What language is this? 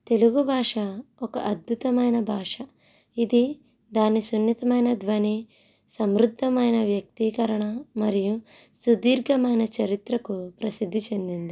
Telugu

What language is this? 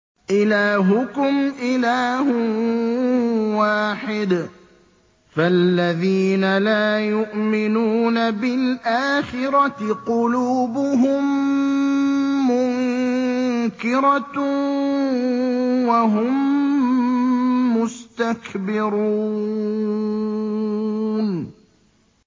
Arabic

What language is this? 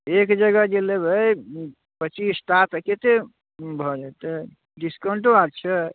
Maithili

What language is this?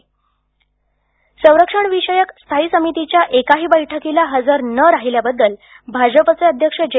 Marathi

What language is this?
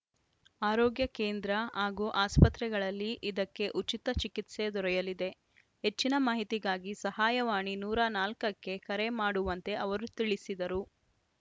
Kannada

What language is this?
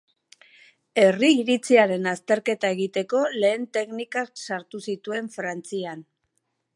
Basque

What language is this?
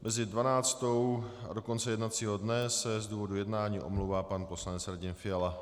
Czech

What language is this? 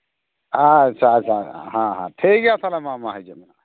Santali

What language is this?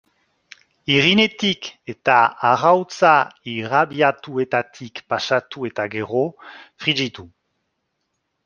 Basque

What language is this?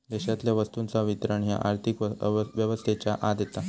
Marathi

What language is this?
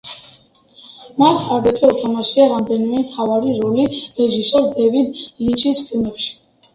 Georgian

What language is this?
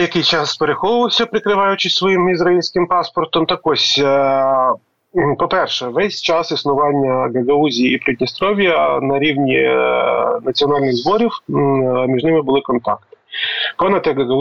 Ukrainian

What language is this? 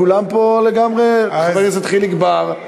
Hebrew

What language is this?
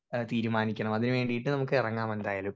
Malayalam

